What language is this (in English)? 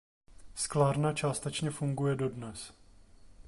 Czech